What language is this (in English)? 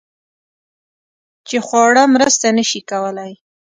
Pashto